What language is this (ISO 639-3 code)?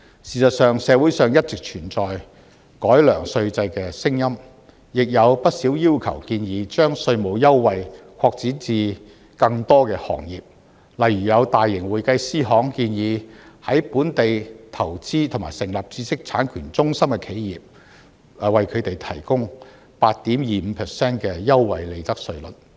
yue